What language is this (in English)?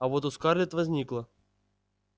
Russian